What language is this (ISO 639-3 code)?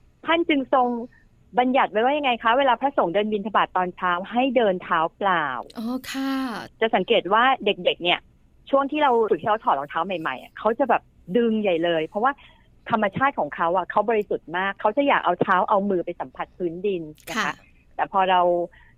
tha